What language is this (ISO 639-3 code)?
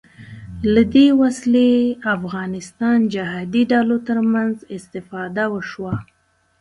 pus